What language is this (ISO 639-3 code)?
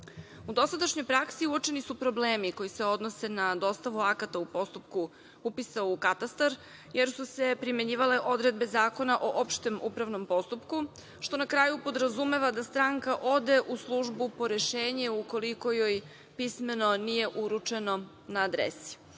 srp